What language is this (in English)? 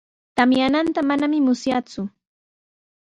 Sihuas Ancash Quechua